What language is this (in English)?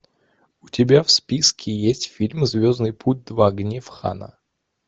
Russian